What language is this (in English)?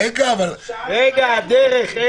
Hebrew